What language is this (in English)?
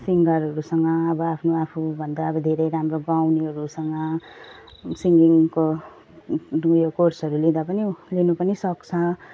Nepali